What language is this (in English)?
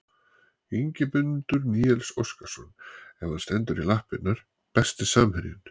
Icelandic